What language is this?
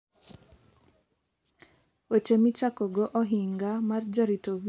Luo (Kenya and Tanzania)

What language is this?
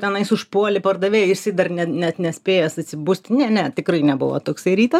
Lithuanian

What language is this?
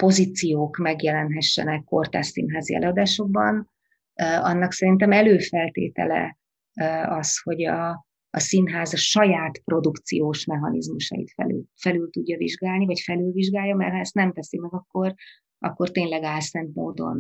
Hungarian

